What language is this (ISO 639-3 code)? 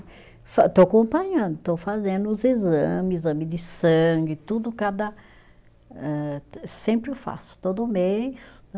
por